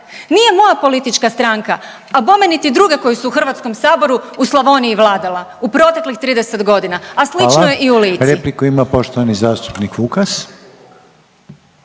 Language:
Croatian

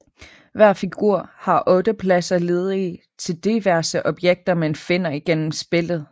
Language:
Danish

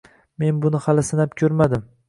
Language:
Uzbek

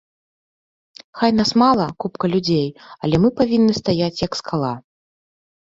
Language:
Belarusian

